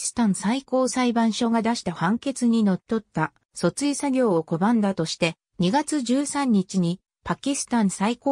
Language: Japanese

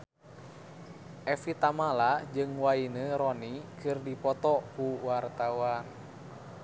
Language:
Sundanese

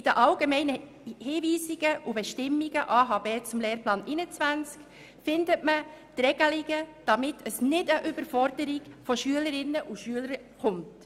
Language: Swiss German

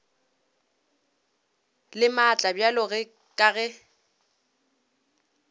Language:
Northern Sotho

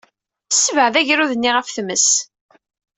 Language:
Kabyle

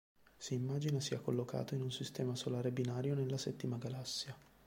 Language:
Italian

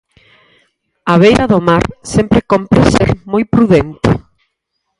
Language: Galician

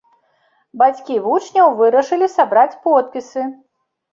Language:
Belarusian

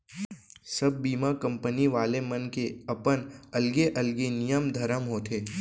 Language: Chhattisgarhi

